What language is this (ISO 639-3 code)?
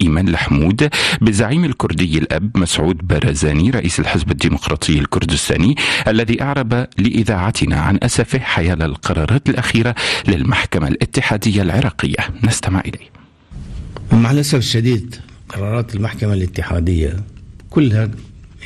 ara